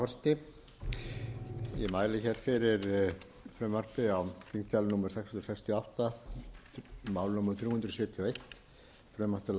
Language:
Icelandic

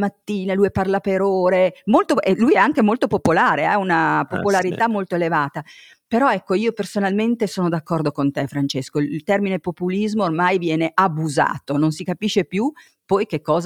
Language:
Italian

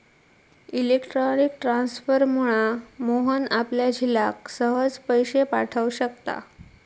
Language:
Marathi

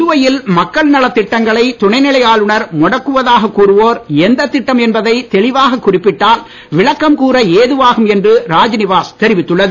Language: Tamil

